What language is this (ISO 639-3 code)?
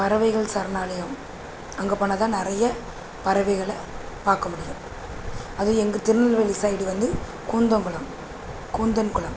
tam